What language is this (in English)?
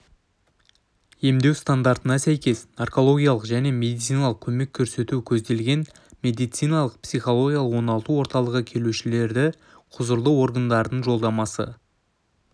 Kazakh